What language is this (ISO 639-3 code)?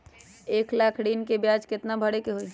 mag